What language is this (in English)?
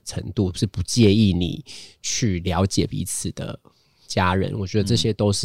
Chinese